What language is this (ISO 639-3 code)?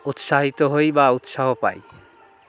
ben